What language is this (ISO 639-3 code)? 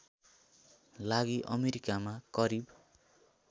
nep